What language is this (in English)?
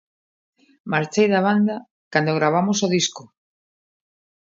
Galician